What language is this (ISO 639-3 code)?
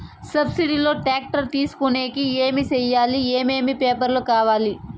tel